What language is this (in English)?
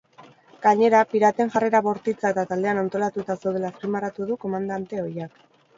Basque